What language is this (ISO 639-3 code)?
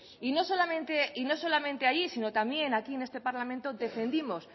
spa